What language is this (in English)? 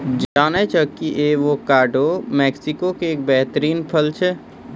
Maithili